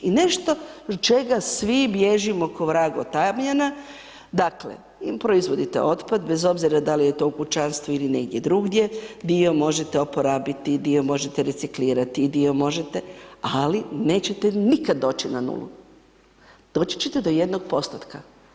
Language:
Croatian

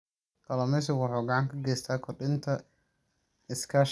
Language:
Somali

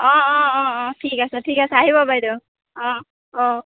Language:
Assamese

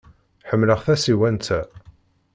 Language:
Kabyle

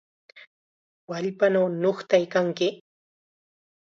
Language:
Chiquián Ancash Quechua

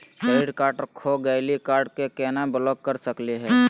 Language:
Magahi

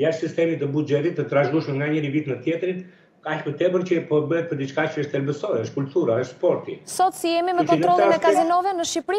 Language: Romanian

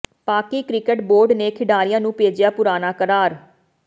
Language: Punjabi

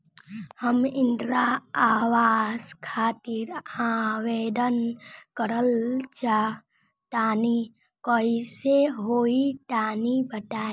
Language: Bhojpuri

